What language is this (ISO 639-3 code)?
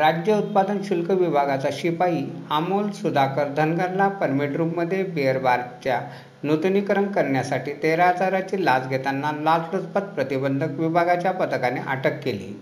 mar